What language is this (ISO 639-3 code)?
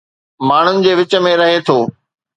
snd